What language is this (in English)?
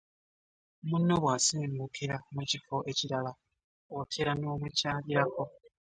Ganda